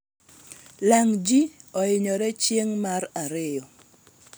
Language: Luo (Kenya and Tanzania)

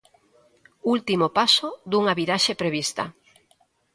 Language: Galician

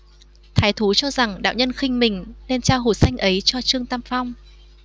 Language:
Vietnamese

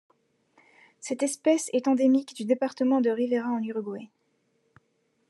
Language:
French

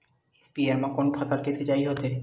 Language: Chhattisgarhi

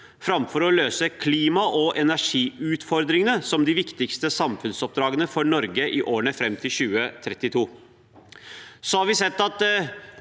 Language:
Norwegian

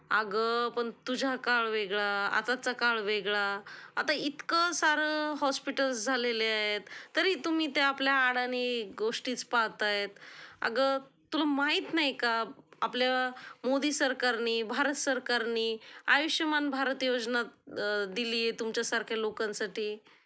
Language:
Marathi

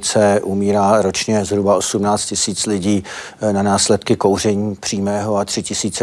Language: Czech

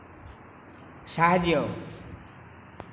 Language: Odia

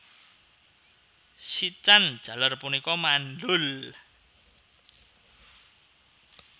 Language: Javanese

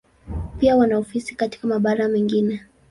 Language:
Swahili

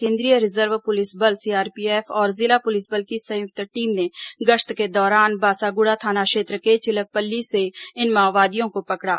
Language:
Hindi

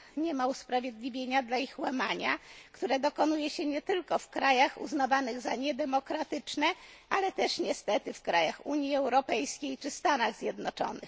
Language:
Polish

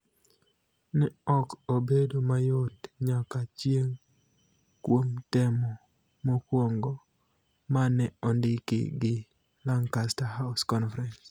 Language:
Luo (Kenya and Tanzania)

